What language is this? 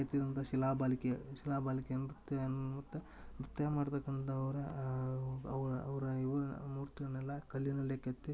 Kannada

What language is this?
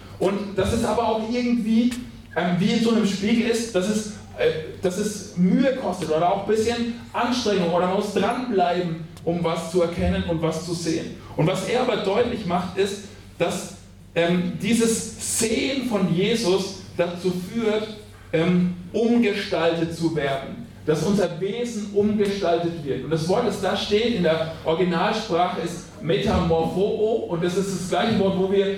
German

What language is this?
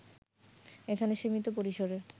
Bangla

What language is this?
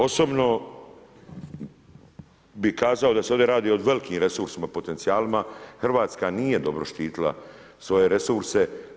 Croatian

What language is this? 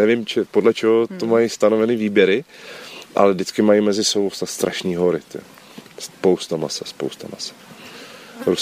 Czech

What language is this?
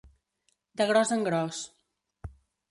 Catalan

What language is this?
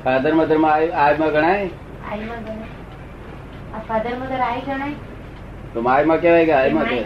Gujarati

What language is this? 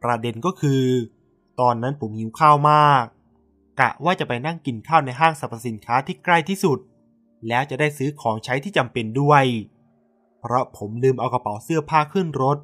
Thai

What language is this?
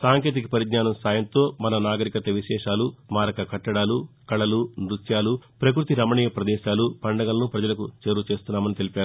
Telugu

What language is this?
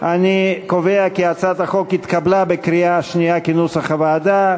Hebrew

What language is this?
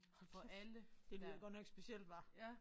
Danish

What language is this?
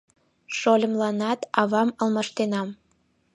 Mari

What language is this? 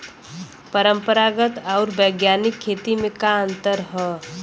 Bhojpuri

